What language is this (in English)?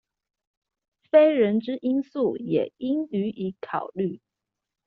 Chinese